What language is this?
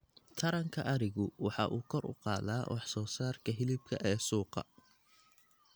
Somali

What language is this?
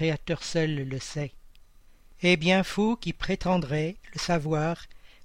French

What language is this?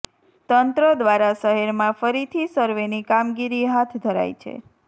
Gujarati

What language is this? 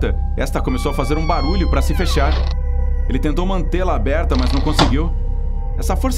Portuguese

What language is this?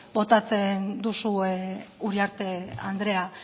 Basque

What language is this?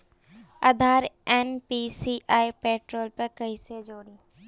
Bhojpuri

